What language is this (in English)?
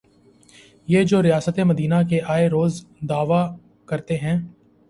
Urdu